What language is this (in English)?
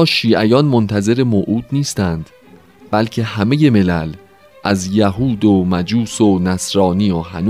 Persian